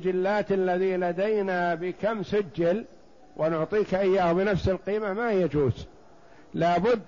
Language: Arabic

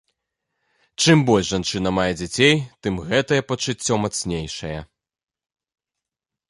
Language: Belarusian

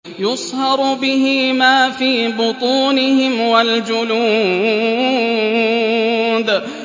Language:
Arabic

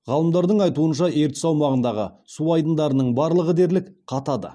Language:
Kazakh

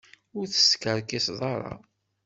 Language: Kabyle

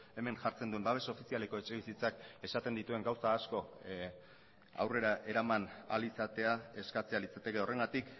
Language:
Basque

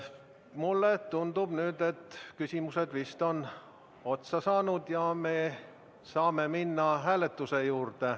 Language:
Estonian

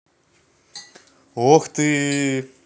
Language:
Russian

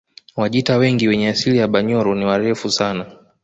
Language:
Swahili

